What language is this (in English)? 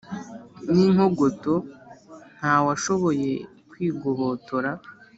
Kinyarwanda